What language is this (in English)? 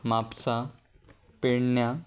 Konkani